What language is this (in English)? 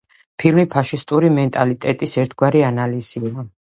Georgian